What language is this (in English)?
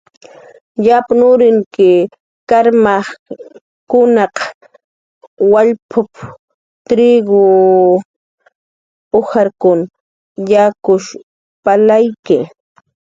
Jaqaru